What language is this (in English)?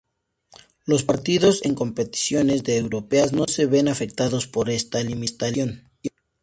Spanish